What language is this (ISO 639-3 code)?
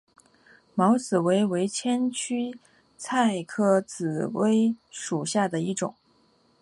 zho